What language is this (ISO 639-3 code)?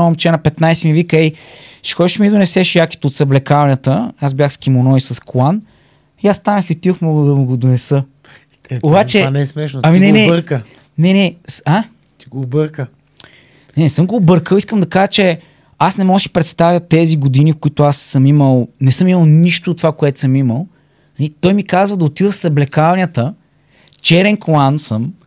bul